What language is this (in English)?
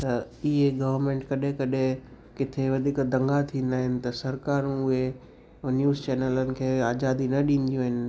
Sindhi